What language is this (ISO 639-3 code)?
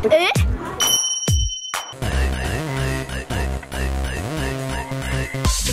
jpn